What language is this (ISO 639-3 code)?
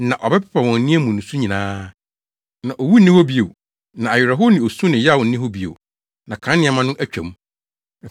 aka